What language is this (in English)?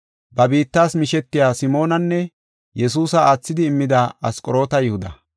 Gofa